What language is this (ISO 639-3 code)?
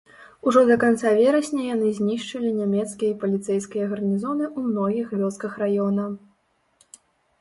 bel